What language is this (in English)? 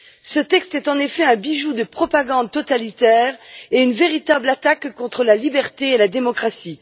French